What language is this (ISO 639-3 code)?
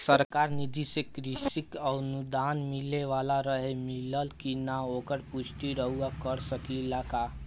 bho